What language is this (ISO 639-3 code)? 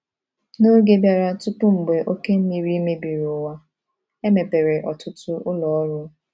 ibo